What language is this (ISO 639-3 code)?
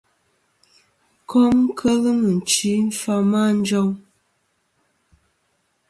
bkm